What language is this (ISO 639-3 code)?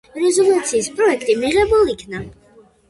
kat